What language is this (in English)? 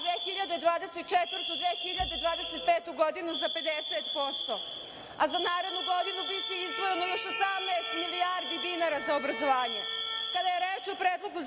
Serbian